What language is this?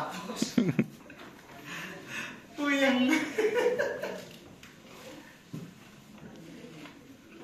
Indonesian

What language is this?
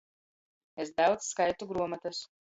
Latgalian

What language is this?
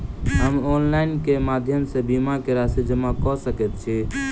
Maithili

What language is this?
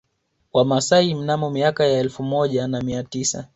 Swahili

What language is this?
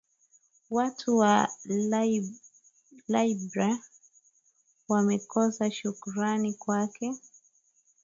Swahili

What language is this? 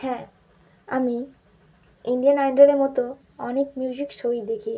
Bangla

